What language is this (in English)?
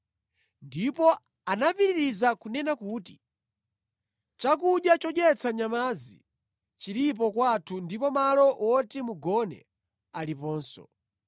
Nyanja